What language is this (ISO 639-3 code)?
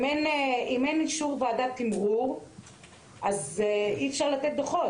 heb